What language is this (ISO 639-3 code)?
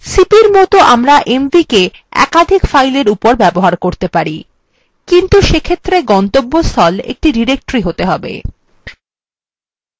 ben